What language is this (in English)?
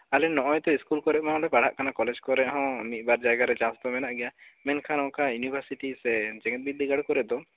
Santali